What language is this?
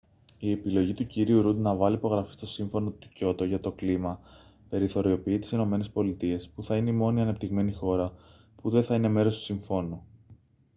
Greek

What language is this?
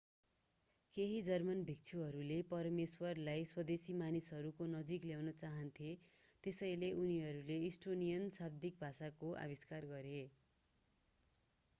Nepali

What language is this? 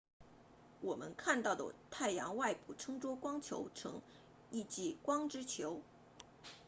Chinese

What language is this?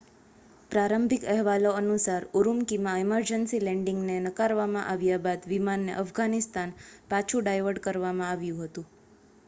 Gujarati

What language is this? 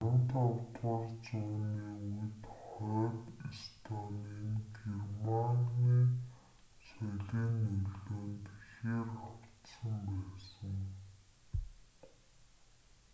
Mongolian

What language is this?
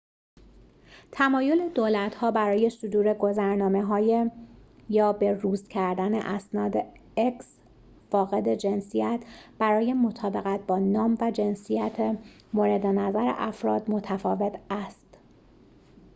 Persian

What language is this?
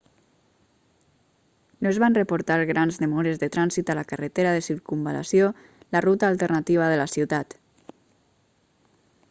Catalan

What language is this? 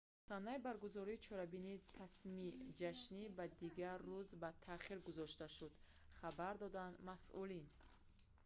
Tajik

